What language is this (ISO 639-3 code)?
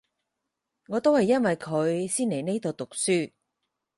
yue